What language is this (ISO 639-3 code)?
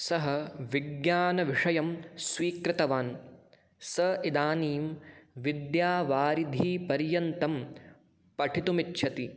san